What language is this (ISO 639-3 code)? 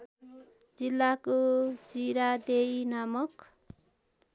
nep